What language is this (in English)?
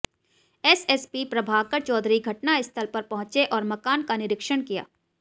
Hindi